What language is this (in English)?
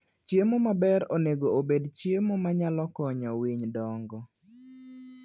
Luo (Kenya and Tanzania)